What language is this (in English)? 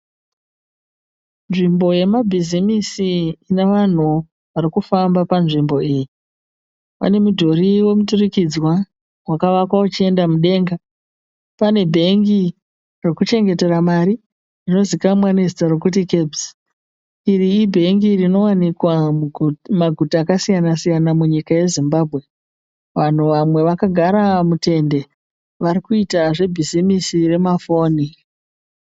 Shona